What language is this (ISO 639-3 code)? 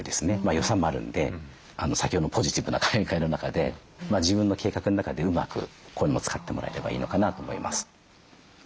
jpn